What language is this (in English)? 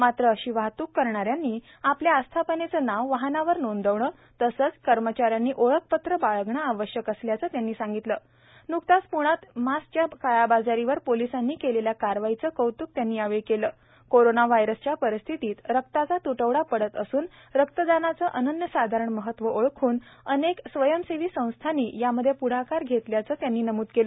Marathi